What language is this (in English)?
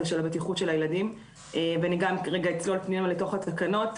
Hebrew